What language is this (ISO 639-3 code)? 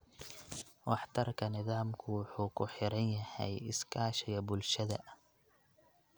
som